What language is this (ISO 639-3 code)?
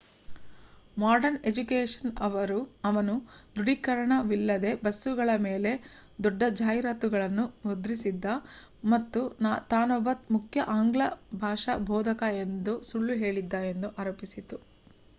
kan